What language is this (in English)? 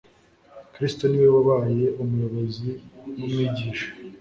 Kinyarwanda